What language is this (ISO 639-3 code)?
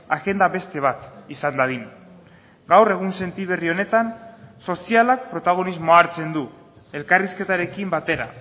eus